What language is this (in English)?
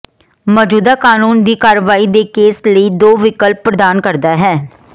Punjabi